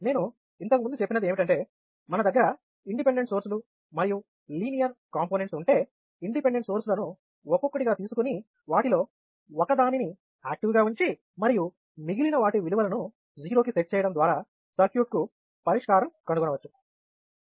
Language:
Telugu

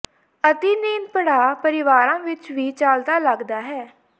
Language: Punjabi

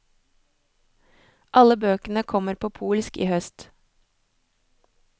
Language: Norwegian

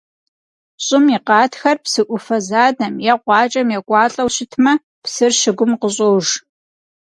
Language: Kabardian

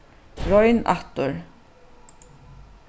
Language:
Faroese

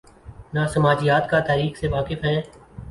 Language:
Urdu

